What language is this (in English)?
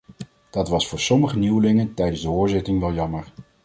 Dutch